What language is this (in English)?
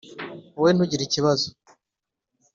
Kinyarwanda